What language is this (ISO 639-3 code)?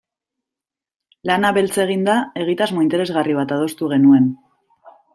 eus